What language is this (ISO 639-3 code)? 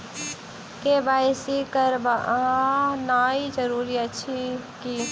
mai